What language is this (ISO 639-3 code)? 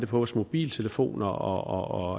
dan